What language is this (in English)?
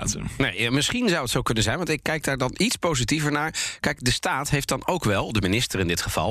Dutch